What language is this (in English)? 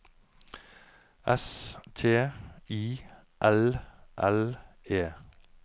Norwegian